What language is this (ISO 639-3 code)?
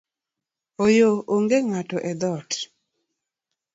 luo